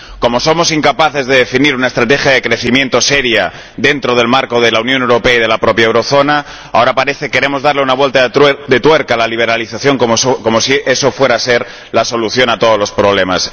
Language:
Spanish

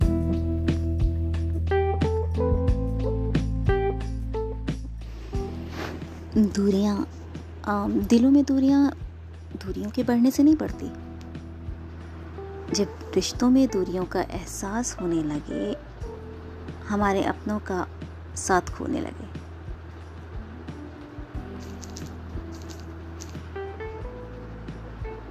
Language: Hindi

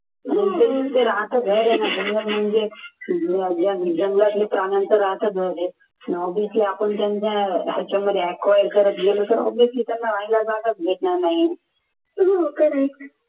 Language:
Marathi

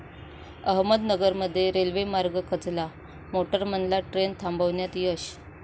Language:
Marathi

